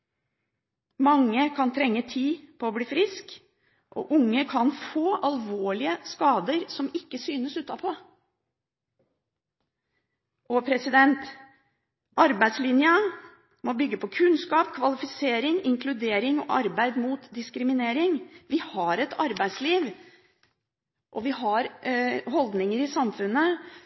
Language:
Norwegian Bokmål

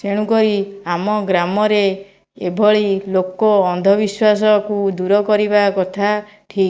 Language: Odia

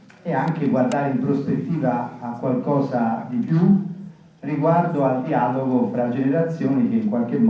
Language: Italian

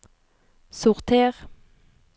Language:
Norwegian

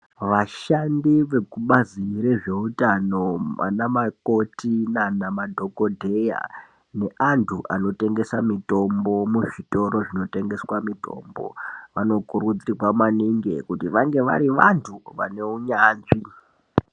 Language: Ndau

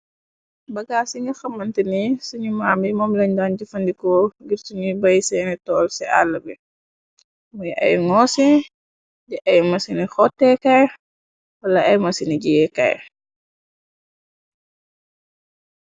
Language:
Wolof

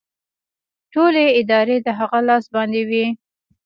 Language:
Pashto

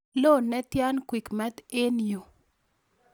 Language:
Kalenjin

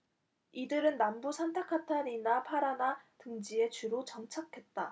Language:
Korean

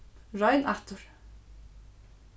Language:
Faroese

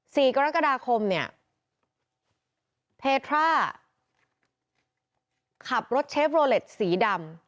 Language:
Thai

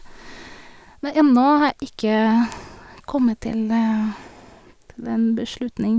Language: Norwegian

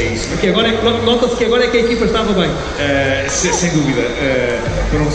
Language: Portuguese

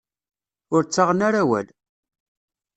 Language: Kabyle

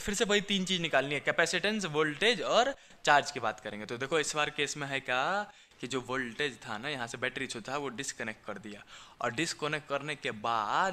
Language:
Hindi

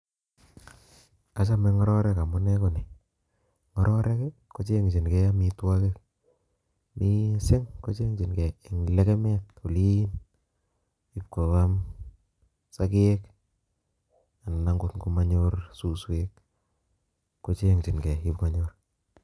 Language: Kalenjin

